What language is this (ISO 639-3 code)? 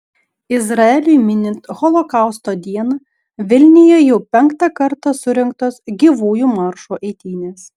lit